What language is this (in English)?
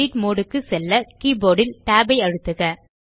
Tamil